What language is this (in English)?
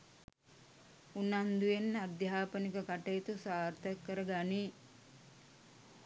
Sinhala